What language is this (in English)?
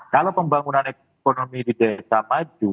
Indonesian